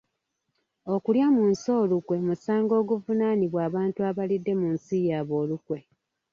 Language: Ganda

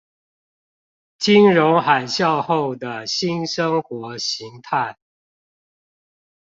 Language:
Chinese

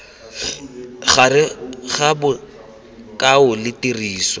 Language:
Tswana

